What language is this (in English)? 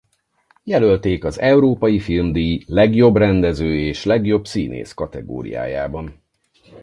Hungarian